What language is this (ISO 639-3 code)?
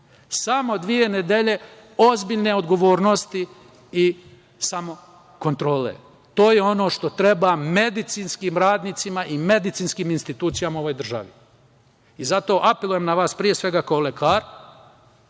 srp